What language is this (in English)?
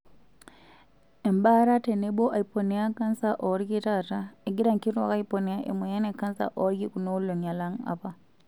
Masai